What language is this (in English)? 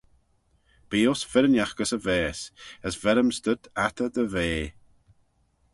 Manx